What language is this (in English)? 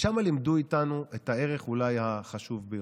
Hebrew